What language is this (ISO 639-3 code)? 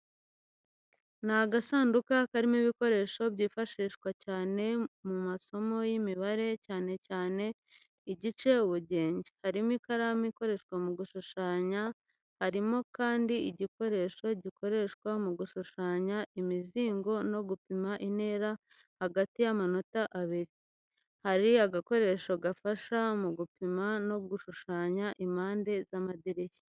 kin